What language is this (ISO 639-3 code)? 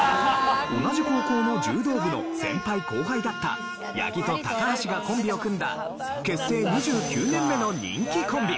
jpn